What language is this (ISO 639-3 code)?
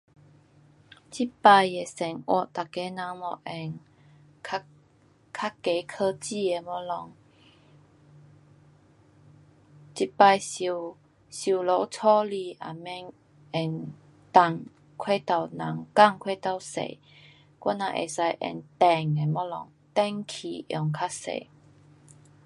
cpx